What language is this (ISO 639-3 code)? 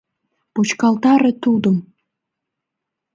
chm